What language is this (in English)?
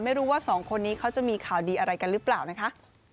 Thai